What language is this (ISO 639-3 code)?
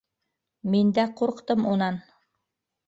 bak